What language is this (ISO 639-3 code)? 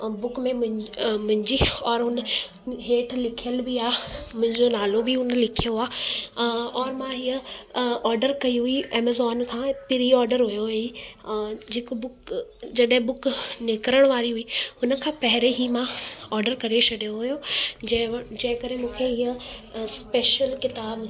snd